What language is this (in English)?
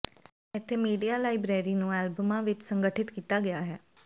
Punjabi